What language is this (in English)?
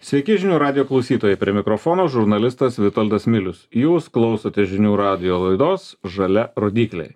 Lithuanian